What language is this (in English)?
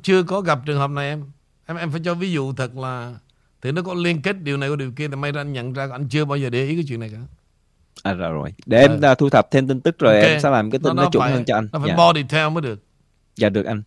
Vietnamese